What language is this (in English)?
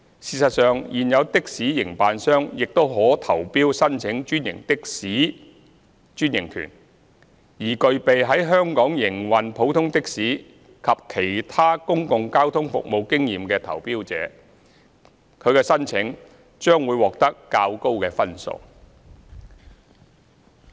Cantonese